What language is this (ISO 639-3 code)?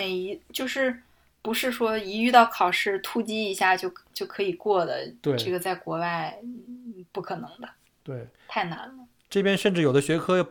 zho